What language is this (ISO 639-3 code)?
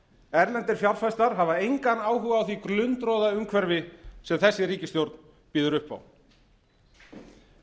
isl